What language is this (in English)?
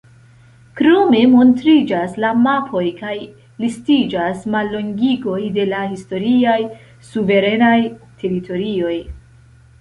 Esperanto